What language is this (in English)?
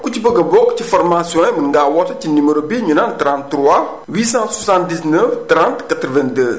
Wolof